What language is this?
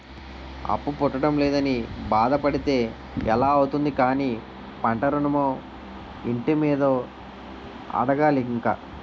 Telugu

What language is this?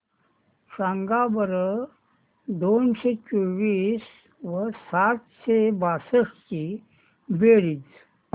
Marathi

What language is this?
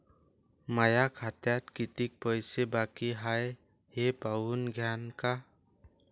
Marathi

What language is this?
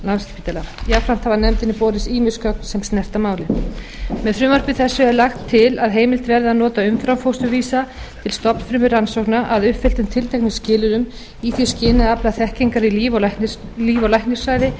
Icelandic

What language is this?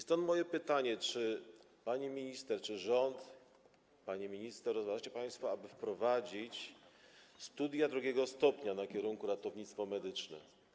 Polish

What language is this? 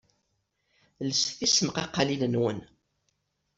Kabyle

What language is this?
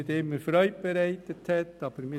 Swiss German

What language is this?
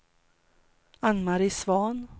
Swedish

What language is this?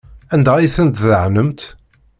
Kabyle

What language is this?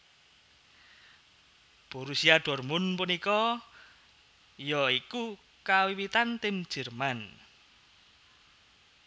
Javanese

